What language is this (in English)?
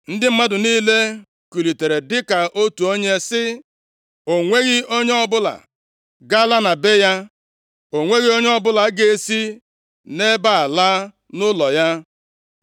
Igbo